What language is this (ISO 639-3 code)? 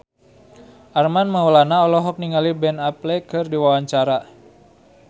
sun